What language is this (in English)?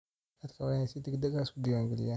Somali